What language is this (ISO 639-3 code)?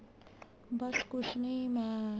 pan